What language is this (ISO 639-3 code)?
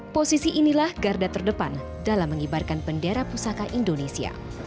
ind